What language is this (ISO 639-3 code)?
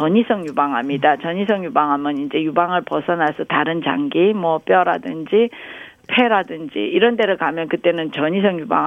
kor